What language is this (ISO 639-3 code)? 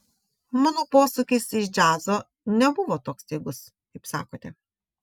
lit